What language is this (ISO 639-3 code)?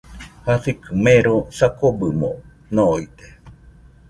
hux